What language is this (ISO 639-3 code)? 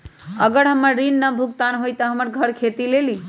mag